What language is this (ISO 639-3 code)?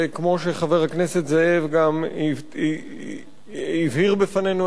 heb